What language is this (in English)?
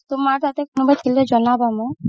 Assamese